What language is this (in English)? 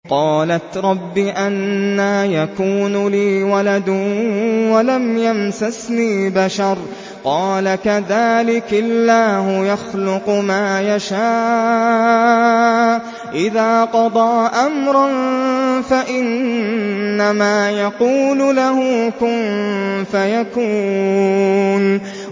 Arabic